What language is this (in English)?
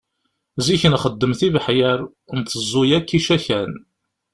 Kabyle